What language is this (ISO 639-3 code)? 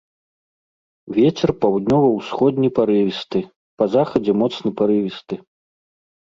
bel